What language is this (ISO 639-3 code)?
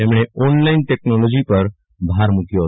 guj